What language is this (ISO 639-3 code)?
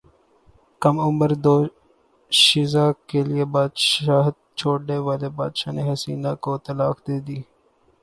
urd